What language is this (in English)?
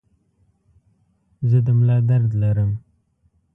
Pashto